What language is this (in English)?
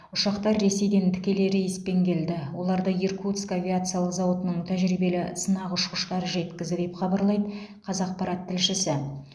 Kazakh